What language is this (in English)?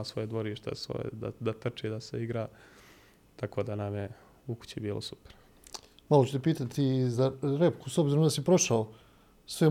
Croatian